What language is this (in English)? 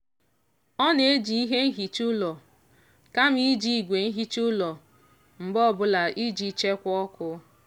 Igbo